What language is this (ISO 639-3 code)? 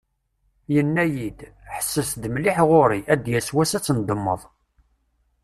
kab